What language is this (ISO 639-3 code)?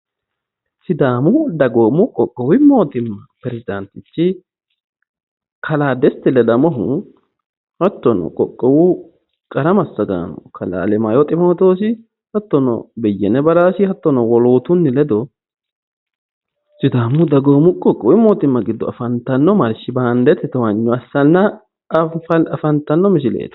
sid